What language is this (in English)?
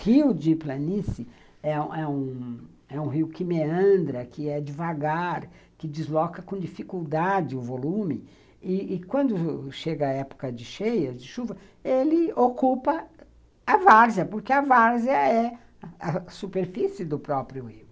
Portuguese